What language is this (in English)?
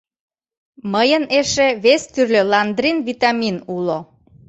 Mari